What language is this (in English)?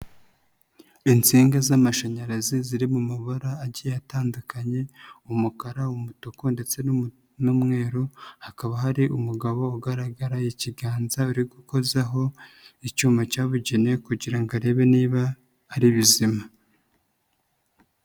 Kinyarwanda